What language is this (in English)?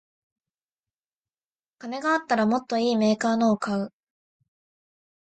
Japanese